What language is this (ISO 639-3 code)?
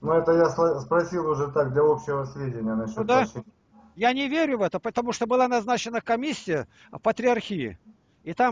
rus